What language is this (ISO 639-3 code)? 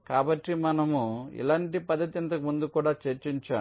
tel